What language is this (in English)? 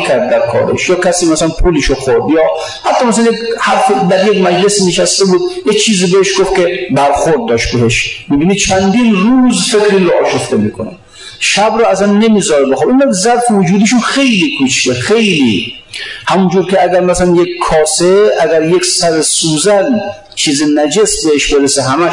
Persian